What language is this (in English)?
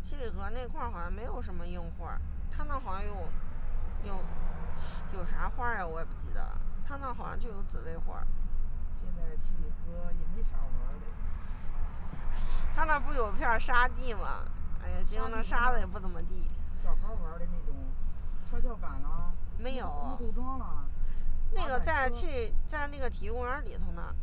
Chinese